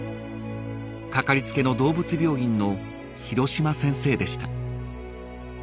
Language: Japanese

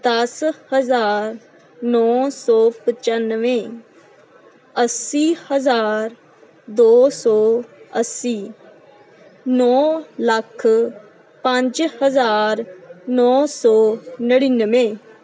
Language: Punjabi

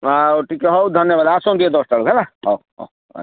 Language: Odia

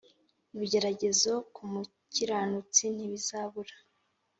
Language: Kinyarwanda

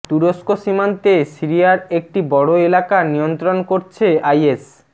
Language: Bangla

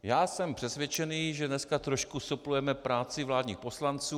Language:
Czech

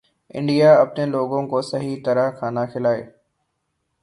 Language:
Urdu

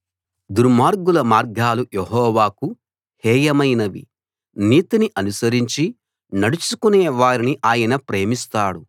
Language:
Telugu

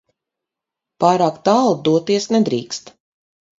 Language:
Latvian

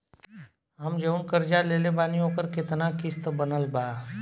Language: Bhojpuri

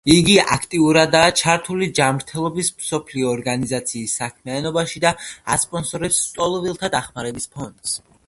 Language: Georgian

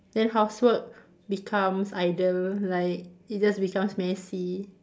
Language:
English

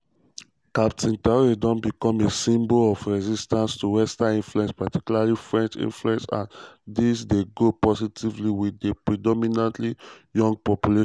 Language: Nigerian Pidgin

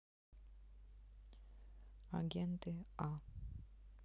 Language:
Russian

